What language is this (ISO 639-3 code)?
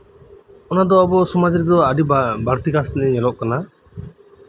sat